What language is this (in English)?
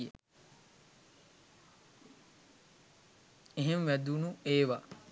Sinhala